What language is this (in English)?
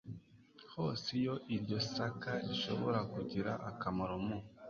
Kinyarwanda